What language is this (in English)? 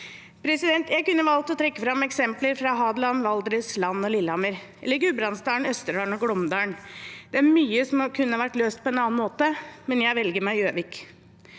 Norwegian